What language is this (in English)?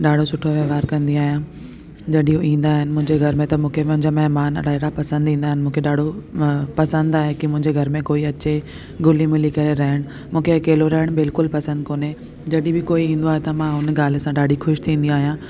Sindhi